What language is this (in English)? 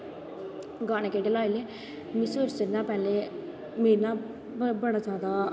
Dogri